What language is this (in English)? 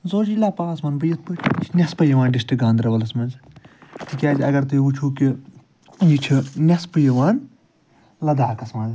Kashmiri